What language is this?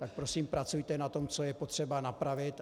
Czech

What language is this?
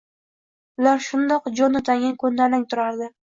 Uzbek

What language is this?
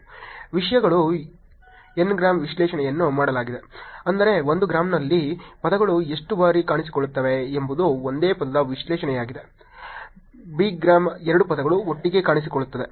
Kannada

